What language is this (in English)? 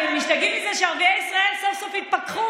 Hebrew